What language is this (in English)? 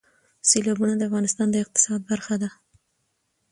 Pashto